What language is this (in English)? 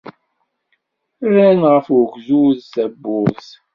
Kabyle